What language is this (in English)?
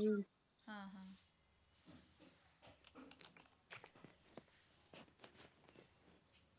Punjabi